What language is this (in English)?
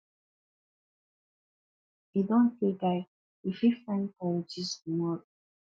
Nigerian Pidgin